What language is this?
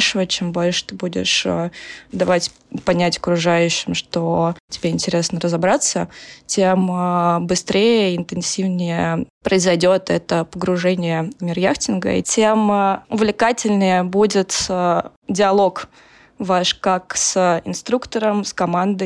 Russian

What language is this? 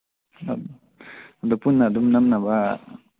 Manipuri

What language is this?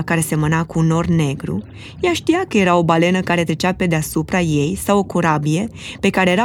Romanian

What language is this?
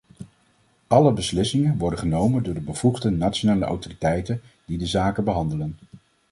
Dutch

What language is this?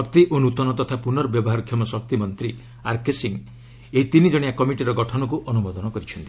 Odia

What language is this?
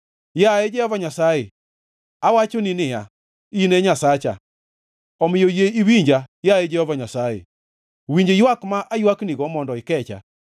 Luo (Kenya and Tanzania)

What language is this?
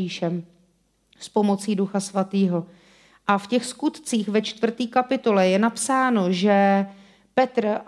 Czech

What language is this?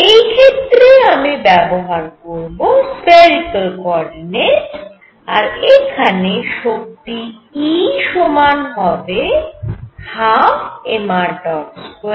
Bangla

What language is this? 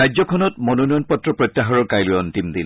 Assamese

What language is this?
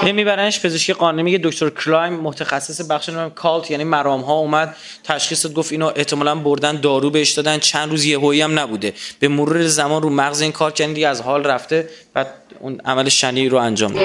Persian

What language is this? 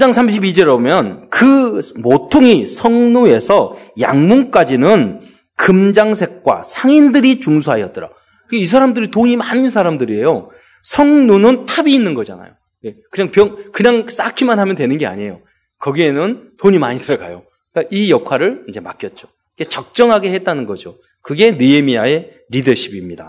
Korean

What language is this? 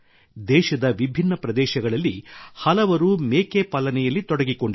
Kannada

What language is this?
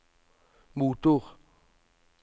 Norwegian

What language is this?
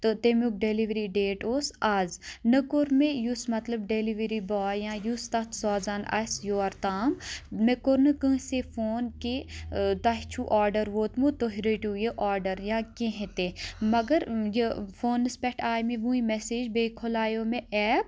Kashmiri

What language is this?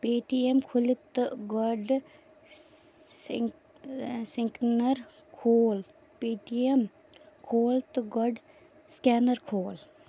Kashmiri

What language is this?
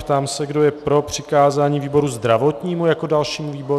Czech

